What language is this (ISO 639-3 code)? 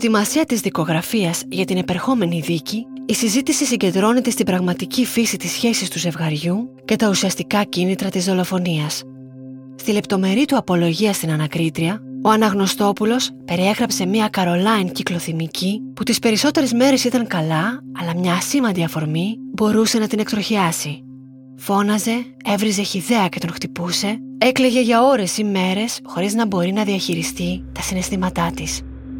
ell